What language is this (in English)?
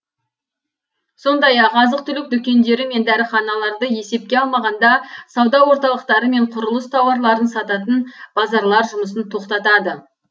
Kazakh